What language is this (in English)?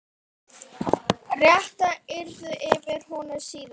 Icelandic